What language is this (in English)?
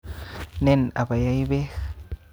Kalenjin